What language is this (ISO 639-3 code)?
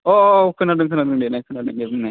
brx